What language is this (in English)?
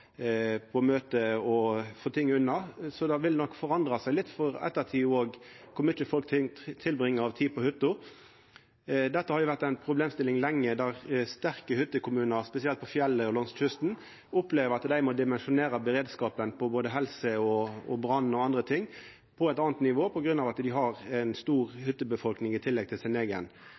Norwegian Nynorsk